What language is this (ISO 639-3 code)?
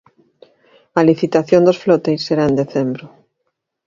glg